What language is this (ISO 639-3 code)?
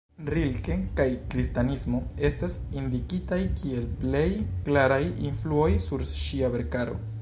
epo